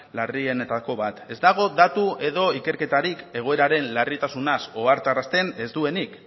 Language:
Basque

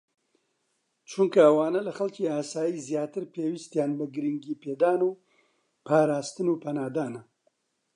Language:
Central Kurdish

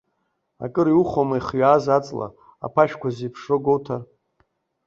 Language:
Abkhazian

